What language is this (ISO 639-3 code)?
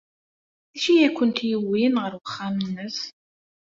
kab